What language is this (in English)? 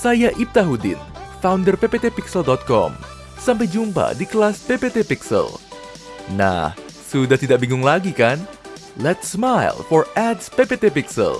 Indonesian